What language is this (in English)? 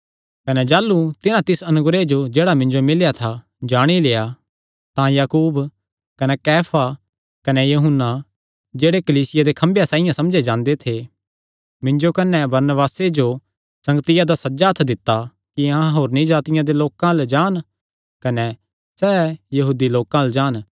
Kangri